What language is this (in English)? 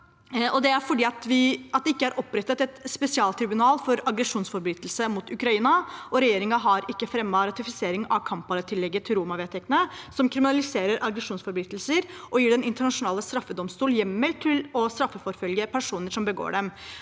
Norwegian